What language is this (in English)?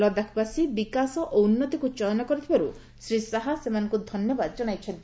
Odia